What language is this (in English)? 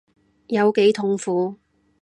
Cantonese